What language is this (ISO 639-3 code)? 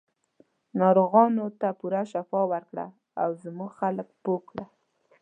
pus